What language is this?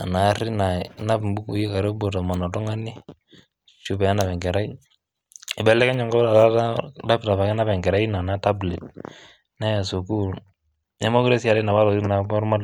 Masai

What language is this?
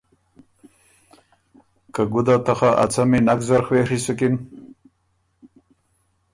Ormuri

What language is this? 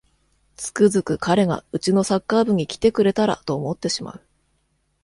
Japanese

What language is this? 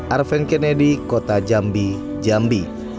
Indonesian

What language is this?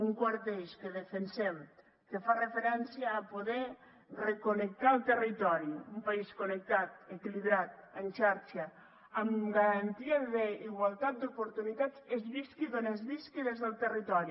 Catalan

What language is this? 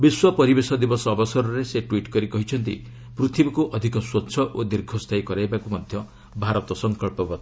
Odia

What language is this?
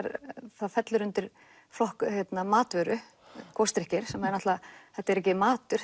Icelandic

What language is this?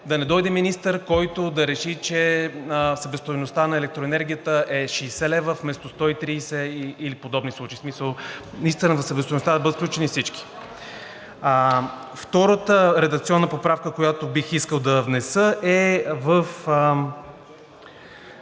Bulgarian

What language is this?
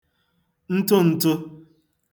Igbo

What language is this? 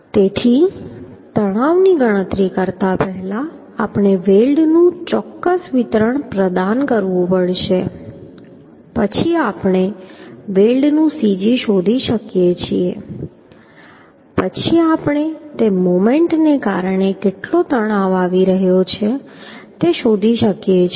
Gujarati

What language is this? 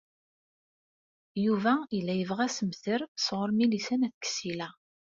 Kabyle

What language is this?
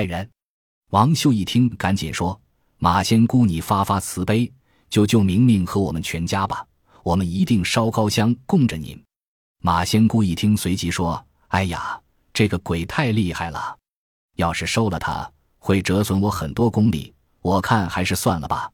Chinese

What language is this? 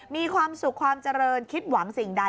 Thai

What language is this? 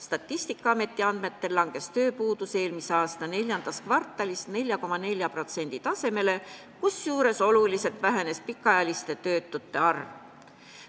Estonian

